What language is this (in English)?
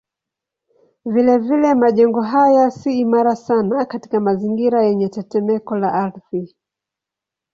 Swahili